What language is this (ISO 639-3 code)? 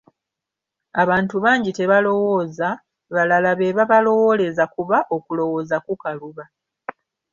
lug